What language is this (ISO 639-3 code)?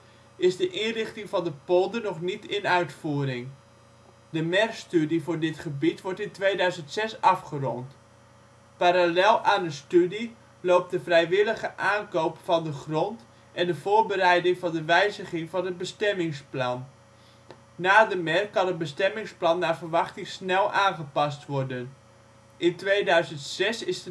nld